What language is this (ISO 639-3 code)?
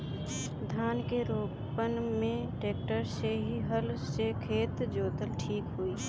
bho